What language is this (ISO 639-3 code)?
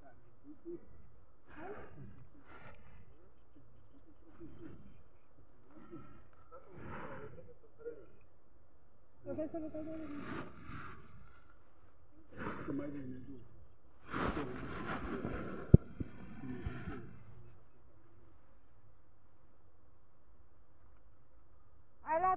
ron